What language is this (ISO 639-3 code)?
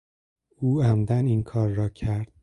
fas